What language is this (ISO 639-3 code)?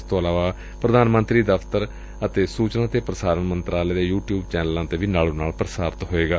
pan